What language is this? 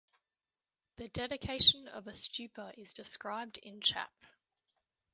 English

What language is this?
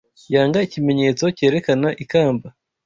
Kinyarwanda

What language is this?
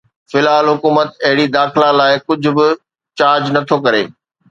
Sindhi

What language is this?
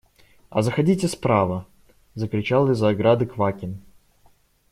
Russian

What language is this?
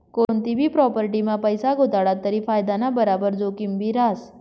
Marathi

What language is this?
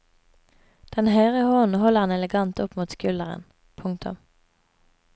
Norwegian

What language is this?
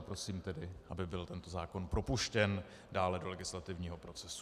Czech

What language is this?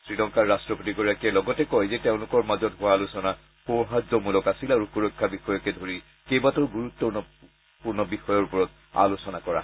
Assamese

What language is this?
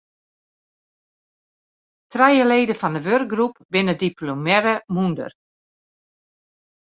Western Frisian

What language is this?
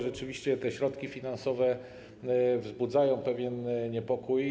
Polish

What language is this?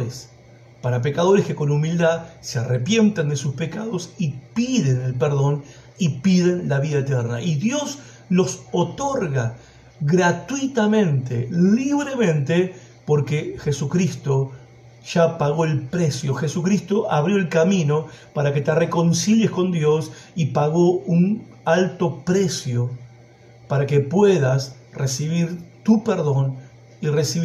Spanish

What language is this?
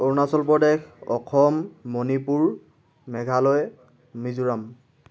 Assamese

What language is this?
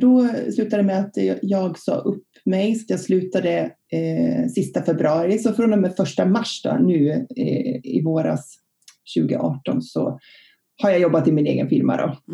Swedish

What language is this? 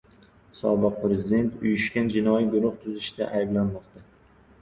Uzbek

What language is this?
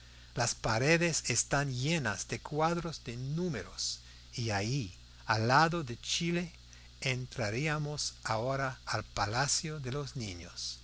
Spanish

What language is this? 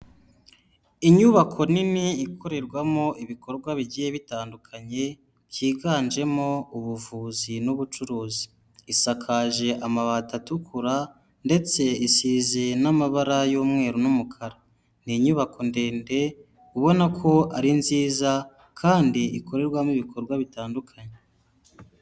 Kinyarwanda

